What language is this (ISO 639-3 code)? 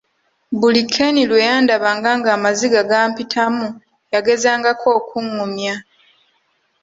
lug